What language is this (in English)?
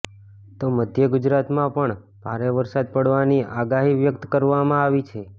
Gujarati